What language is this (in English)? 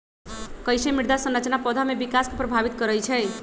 Magahi